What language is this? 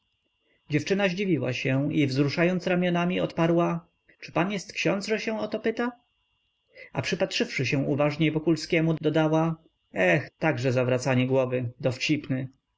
Polish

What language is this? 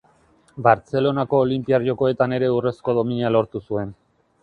Basque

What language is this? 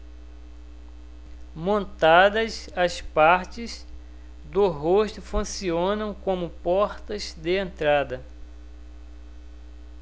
Portuguese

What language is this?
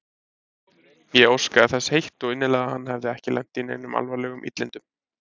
Icelandic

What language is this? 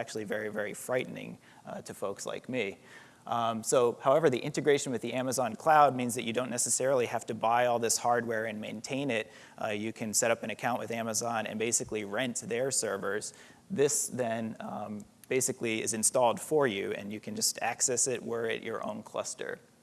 English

